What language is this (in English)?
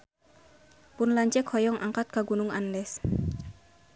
Sundanese